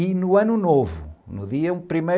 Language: Portuguese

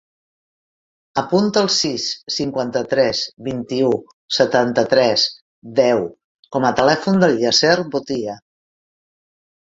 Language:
Catalan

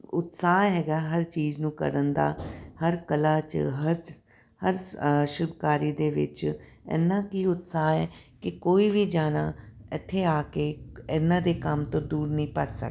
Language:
Punjabi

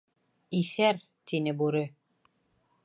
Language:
Bashkir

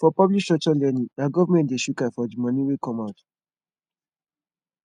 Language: Nigerian Pidgin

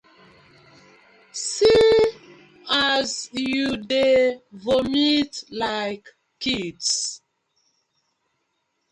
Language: Nigerian Pidgin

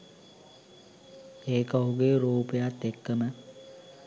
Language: Sinhala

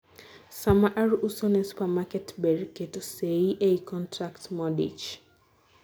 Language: Luo (Kenya and Tanzania)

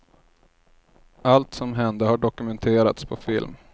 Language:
Swedish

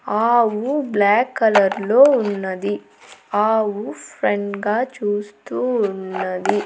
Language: Telugu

